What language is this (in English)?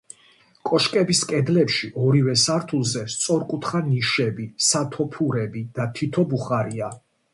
Georgian